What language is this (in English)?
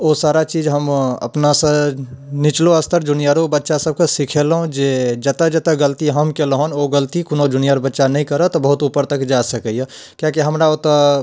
Maithili